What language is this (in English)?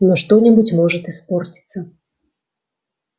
Russian